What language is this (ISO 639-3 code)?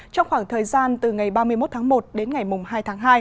vie